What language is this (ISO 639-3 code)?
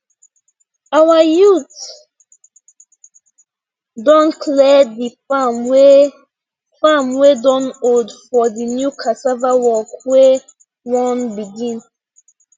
pcm